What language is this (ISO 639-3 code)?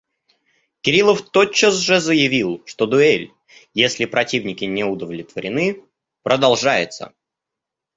rus